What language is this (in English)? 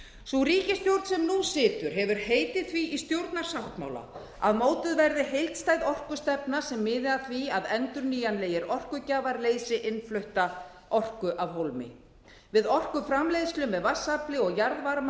Icelandic